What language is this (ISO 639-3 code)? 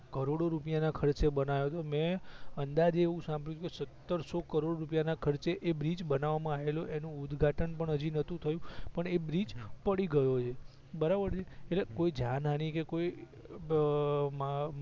guj